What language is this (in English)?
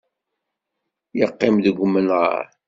Kabyle